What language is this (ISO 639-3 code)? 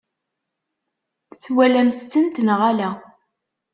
kab